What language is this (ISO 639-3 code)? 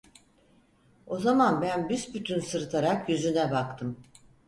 tur